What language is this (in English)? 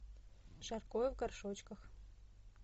Russian